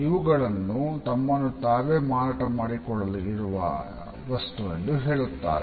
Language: Kannada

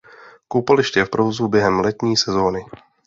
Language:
Czech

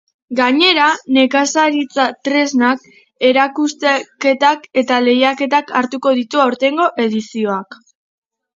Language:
Basque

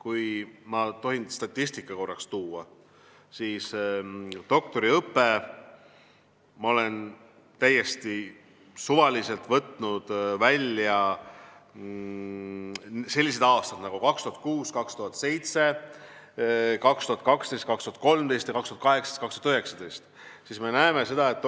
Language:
Estonian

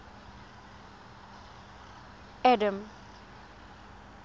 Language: Tswana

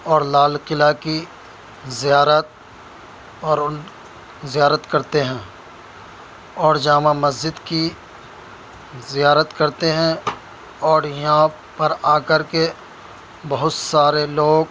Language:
Urdu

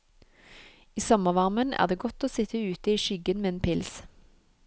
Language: Norwegian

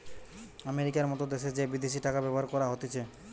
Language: Bangla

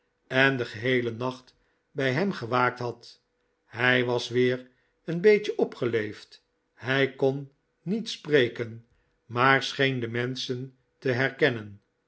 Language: Dutch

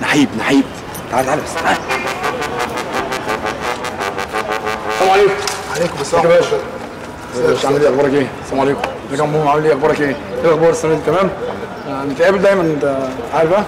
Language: Arabic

